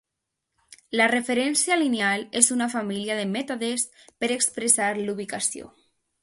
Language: Catalan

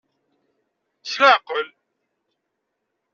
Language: Kabyle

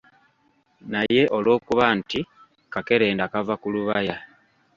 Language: Ganda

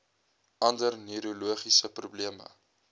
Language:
Afrikaans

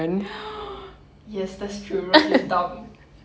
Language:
English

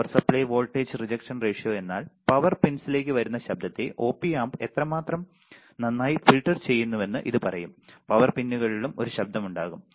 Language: Malayalam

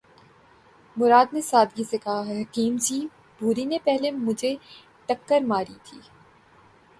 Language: Urdu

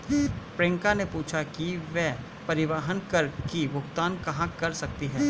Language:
Hindi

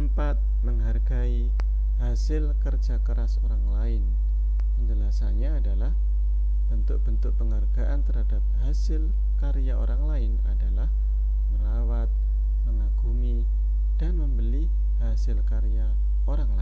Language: Indonesian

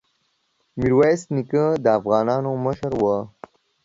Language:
Pashto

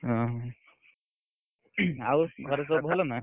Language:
Odia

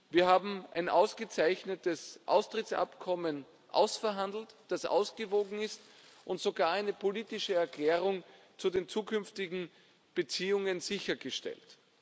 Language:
German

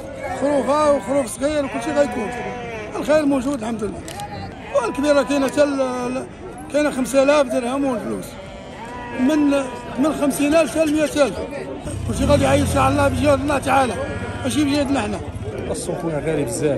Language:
Arabic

